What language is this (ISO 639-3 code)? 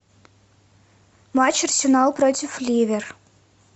rus